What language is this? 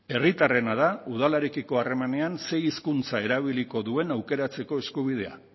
Basque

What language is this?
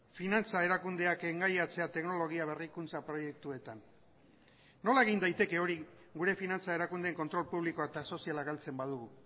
Basque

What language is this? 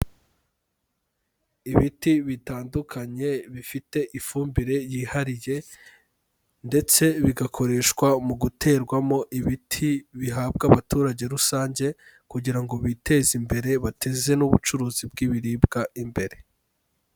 Kinyarwanda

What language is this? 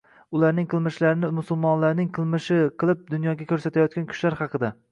Uzbek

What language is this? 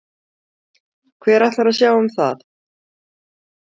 Icelandic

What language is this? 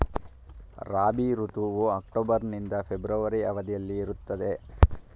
Kannada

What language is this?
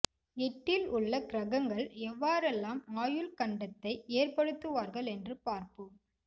Tamil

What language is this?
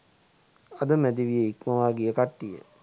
Sinhala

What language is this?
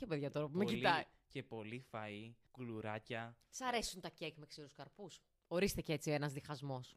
Greek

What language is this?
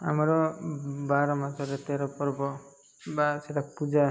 Odia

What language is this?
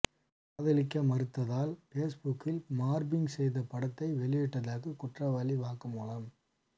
Tamil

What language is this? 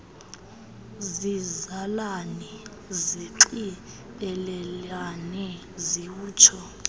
Xhosa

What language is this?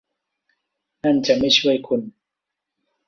Thai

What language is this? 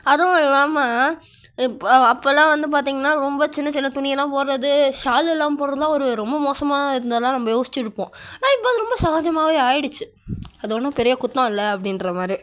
Tamil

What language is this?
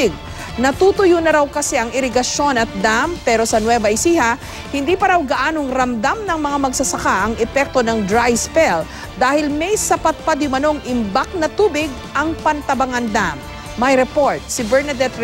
Filipino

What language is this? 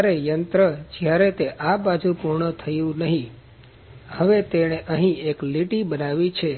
Gujarati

